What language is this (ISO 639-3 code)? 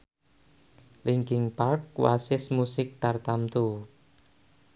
jav